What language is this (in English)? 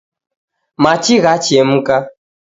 Taita